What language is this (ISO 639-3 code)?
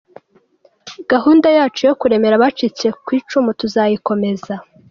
kin